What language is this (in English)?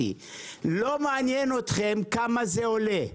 Hebrew